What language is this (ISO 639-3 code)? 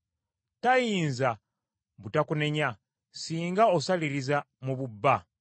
lug